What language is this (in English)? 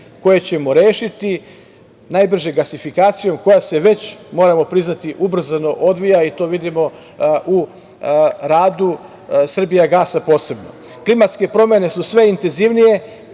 Serbian